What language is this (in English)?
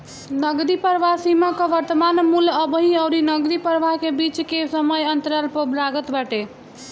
Bhojpuri